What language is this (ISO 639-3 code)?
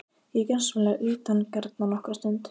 isl